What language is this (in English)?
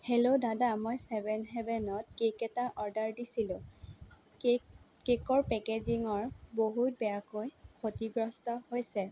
Assamese